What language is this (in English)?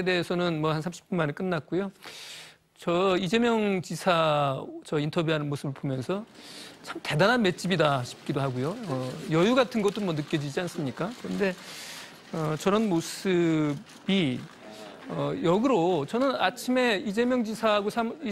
Korean